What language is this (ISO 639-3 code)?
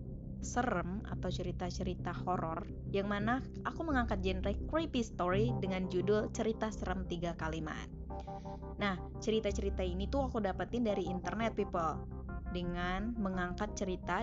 ind